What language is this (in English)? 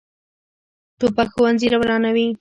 Pashto